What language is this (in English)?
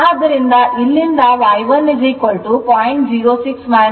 Kannada